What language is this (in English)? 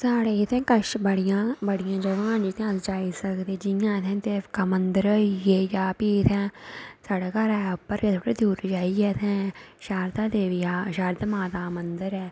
Dogri